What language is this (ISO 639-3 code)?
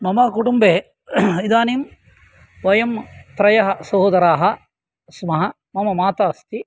san